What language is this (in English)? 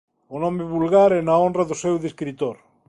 Galician